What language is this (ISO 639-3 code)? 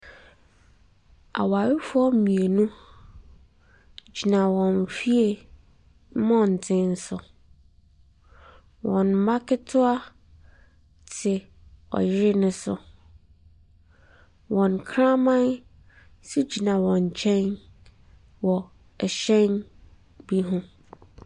aka